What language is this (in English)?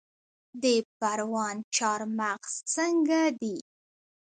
Pashto